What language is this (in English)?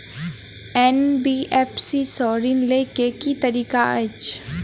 Maithili